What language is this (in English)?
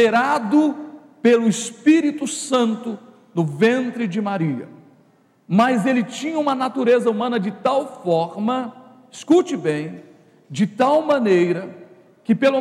Portuguese